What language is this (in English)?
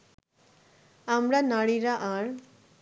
Bangla